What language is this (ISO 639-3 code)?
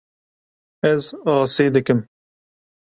kur